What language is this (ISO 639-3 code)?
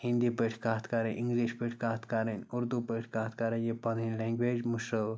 kas